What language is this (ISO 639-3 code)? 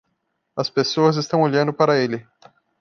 por